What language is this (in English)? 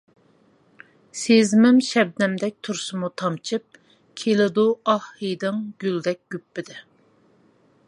Uyghur